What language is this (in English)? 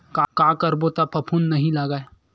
Chhattisgarhi